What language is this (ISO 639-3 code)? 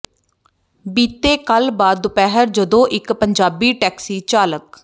pan